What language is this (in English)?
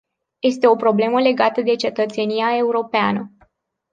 Romanian